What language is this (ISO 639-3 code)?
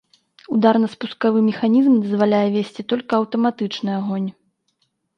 bel